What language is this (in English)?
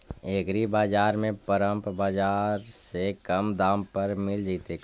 Magahi